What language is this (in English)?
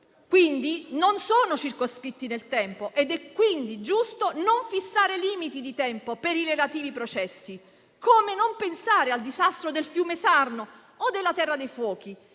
Italian